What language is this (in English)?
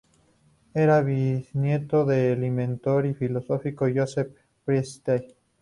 Spanish